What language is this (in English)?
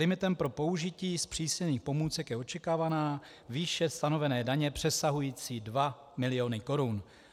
Czech